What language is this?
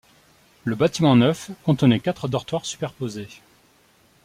French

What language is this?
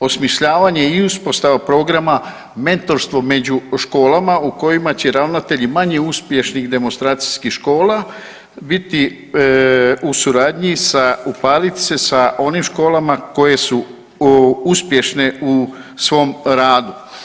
Croatian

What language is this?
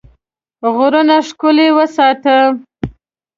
Pashto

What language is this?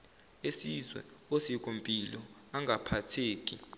Zulu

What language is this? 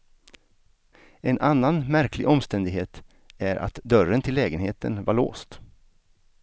Swedish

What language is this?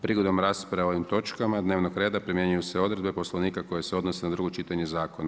Croatian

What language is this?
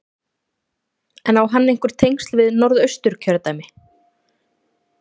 Icelandic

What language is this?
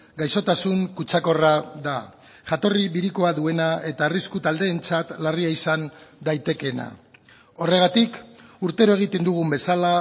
Basque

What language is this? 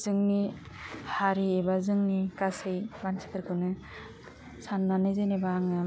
Bodo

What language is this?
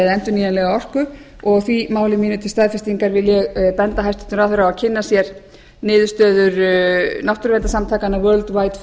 Icelandic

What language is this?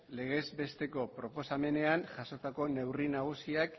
Basque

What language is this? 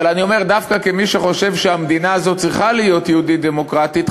Hebrew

